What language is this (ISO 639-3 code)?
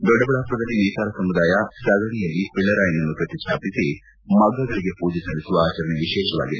kan